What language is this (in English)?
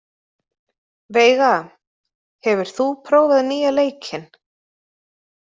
Icelandic